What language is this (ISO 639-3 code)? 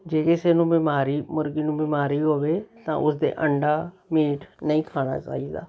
pan